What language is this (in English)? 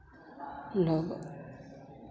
Hindi